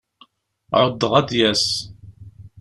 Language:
Kabyle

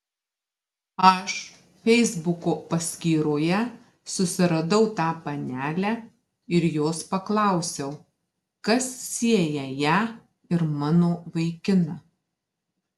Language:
Lithuanian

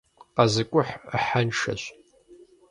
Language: Kabardian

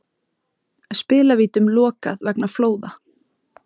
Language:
Icelandic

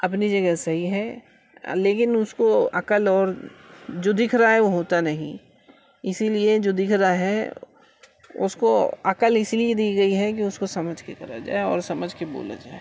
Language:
Urdu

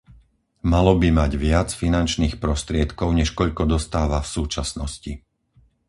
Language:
Slovak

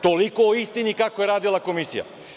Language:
Serbian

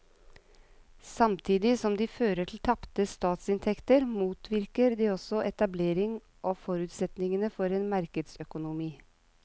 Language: Norwegian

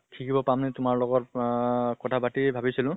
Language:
Assamese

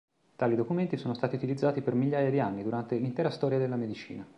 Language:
Italian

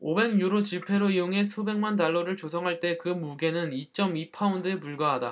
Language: Korean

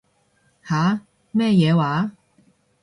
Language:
Cantonese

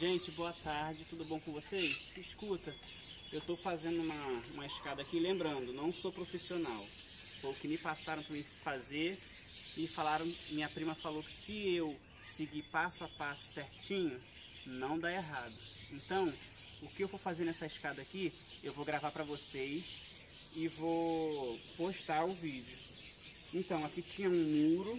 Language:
Portuguese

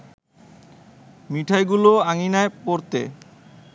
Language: Bangla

